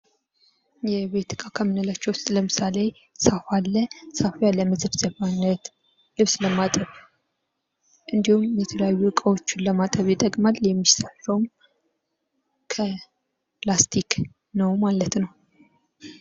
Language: Amharic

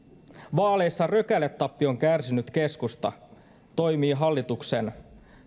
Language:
Finnish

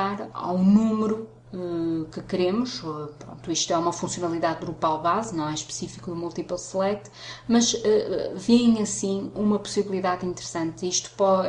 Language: Portuguese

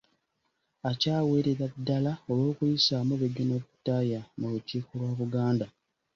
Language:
Ganda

